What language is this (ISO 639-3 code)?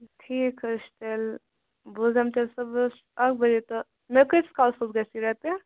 kas